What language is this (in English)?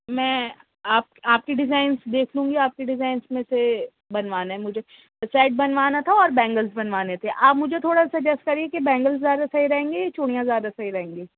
Urdu